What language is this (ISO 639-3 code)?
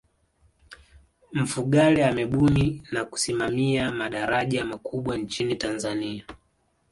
swa